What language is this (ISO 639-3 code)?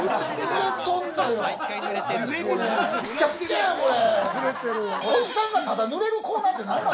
jpn